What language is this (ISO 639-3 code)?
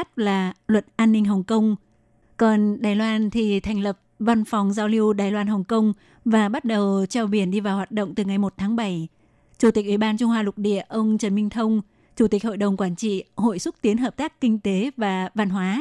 vie